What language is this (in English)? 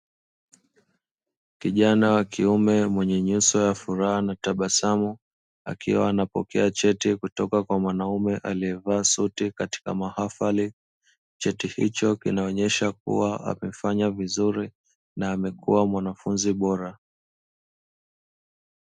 Swahili